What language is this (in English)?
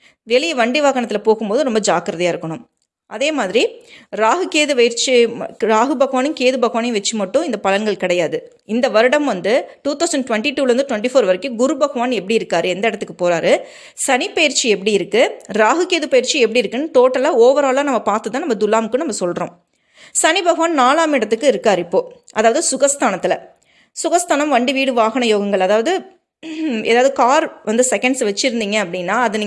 Tamil